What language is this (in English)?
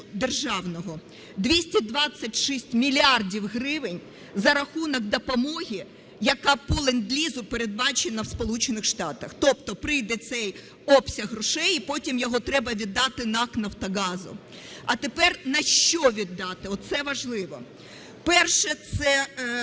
Ukrainian